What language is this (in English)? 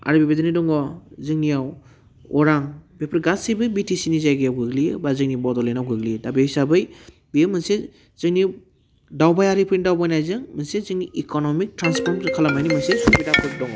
Bodo